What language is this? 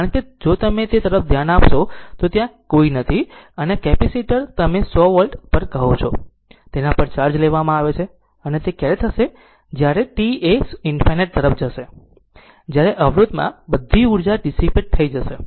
Gujarati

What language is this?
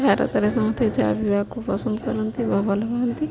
Odia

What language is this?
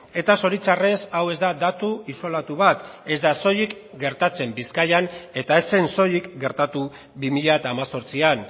Basque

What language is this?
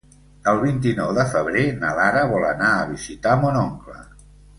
Catalan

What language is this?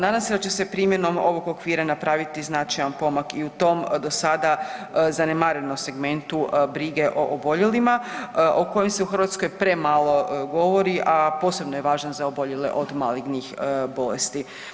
Croatian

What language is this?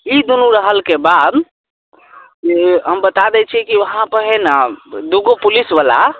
Maithili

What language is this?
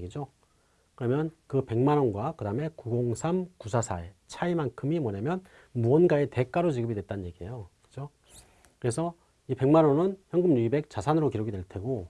Korean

